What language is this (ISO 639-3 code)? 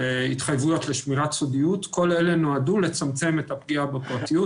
heb